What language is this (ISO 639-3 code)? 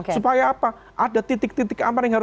ind